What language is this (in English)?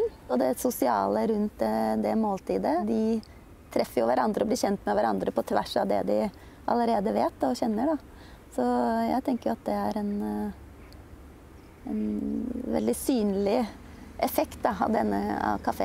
Norwegian